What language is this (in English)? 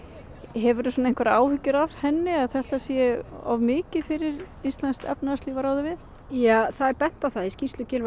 Icelandic